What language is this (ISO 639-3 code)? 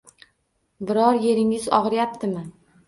uzb